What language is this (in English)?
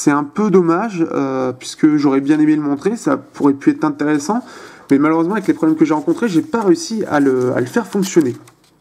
French